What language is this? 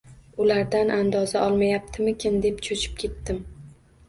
Uzbek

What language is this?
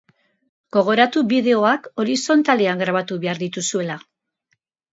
Basque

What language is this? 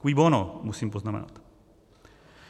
Czech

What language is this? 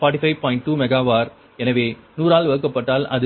Tamil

